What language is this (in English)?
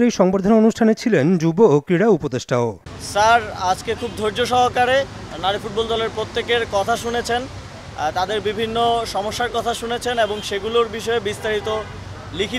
Romanian